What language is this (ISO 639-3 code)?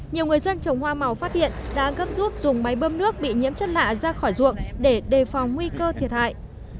vie